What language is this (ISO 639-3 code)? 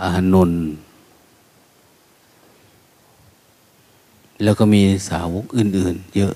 tha